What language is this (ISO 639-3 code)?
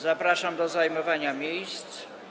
pol